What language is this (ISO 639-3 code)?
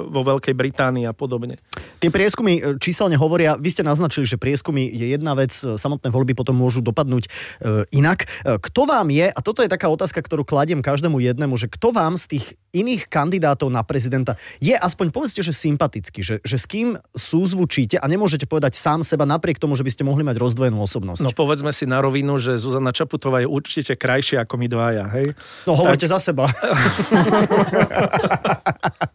slk